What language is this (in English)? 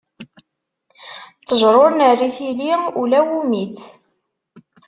Kabyle